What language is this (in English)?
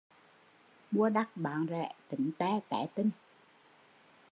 Vietnamese